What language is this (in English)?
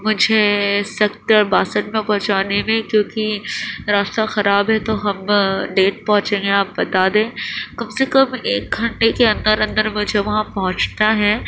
Urdu